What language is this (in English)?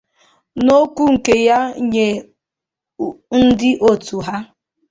Igbo